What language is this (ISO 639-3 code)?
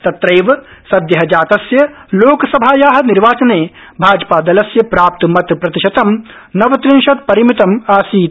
san